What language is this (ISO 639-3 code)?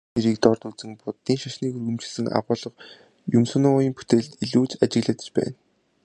mon